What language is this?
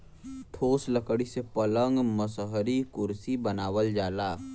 Bhojpuri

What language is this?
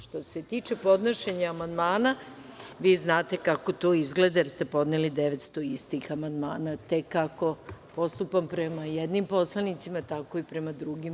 Serbian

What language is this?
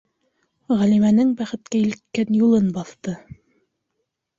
Bashkir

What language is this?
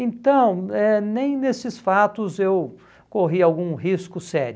Portuguese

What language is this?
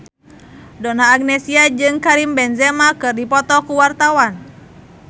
Sundanese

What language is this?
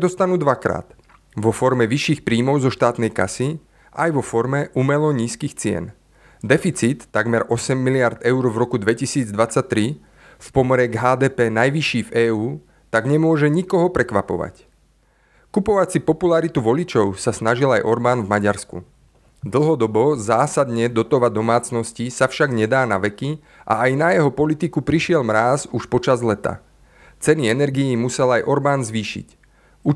Slovak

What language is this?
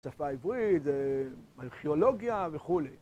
Hebrew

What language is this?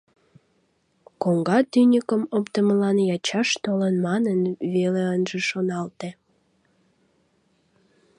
Mari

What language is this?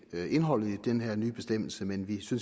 Danish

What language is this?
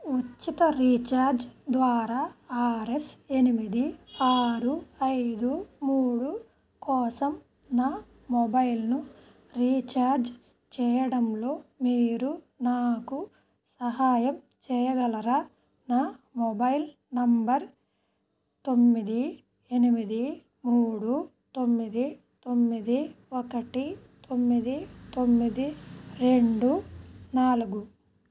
Telugu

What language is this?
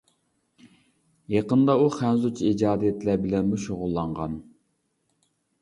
Uyghur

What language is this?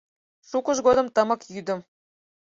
Mari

